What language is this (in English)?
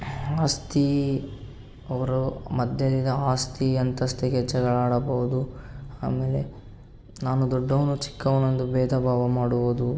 Kannada